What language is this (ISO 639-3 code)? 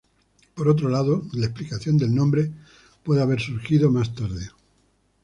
spa